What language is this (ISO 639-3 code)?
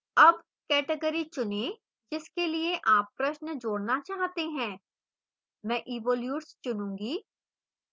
hin